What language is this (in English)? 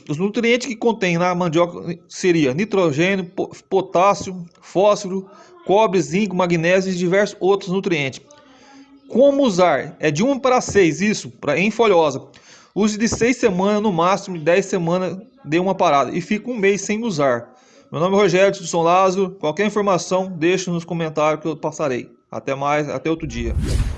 Portuguese